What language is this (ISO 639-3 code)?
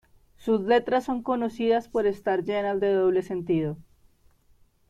spa